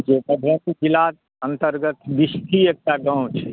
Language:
Maithili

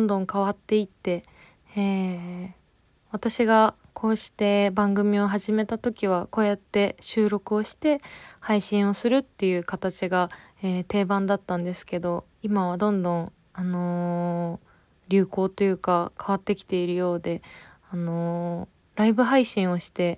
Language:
Japanese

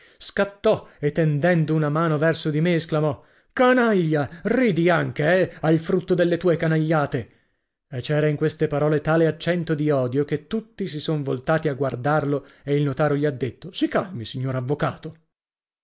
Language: Italian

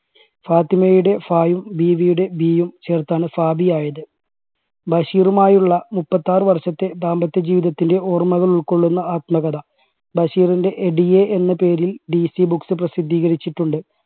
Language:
Malayalam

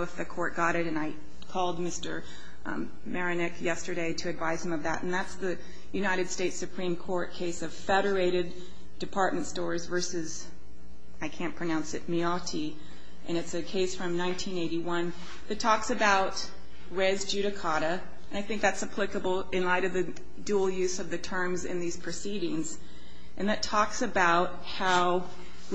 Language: English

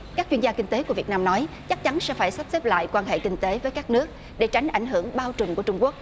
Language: Vietnamese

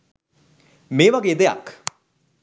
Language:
Sinhala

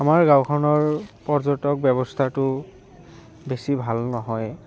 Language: Assamese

